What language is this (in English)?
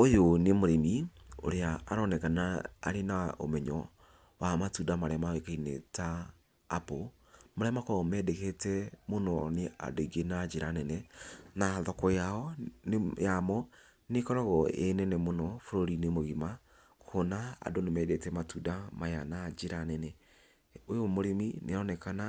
Kikuyu